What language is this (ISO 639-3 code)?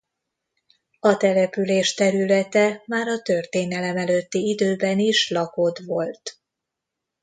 hun